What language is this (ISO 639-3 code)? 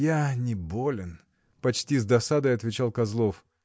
rus